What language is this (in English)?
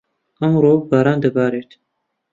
Central Kurdish